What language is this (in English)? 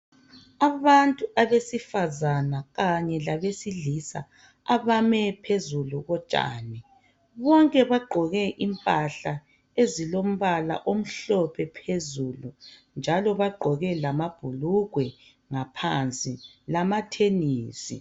North Ndebele